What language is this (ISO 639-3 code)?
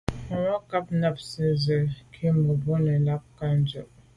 byv